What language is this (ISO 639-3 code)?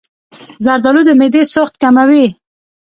pus